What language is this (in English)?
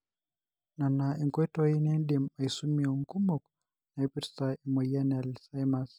Masai